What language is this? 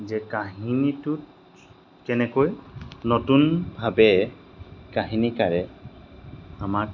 Assamese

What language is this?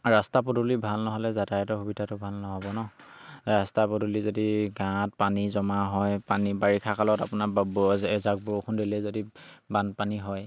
Assamese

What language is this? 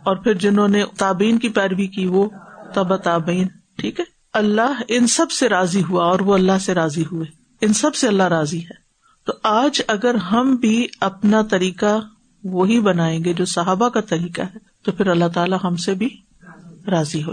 Urdu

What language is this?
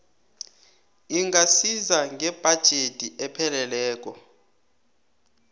South Ndebele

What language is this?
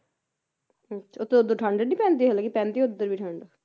Punjabi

